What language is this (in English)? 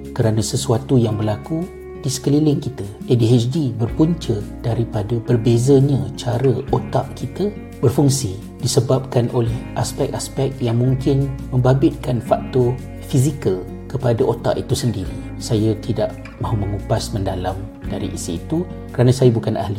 Malay